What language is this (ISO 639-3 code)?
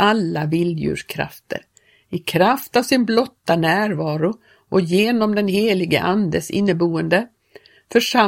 swe